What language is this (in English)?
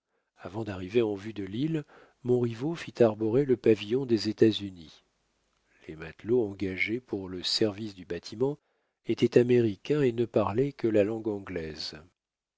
French